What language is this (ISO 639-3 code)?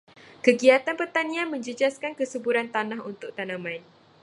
msa